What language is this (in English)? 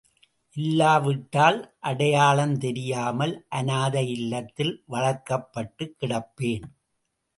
Tamil